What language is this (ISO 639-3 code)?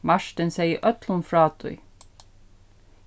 fao